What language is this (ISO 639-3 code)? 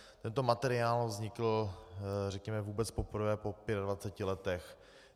ces